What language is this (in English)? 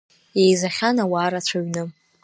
Abkhazian